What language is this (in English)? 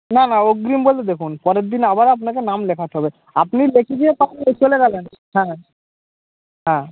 Bangla